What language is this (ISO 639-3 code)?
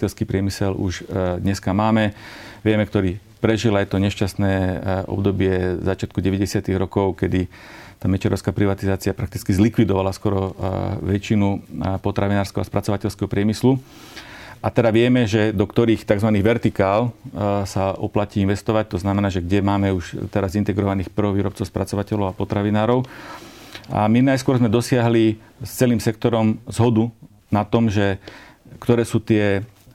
slk